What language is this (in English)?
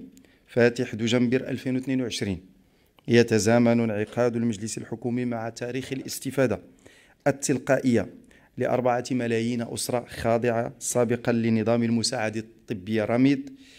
Arabic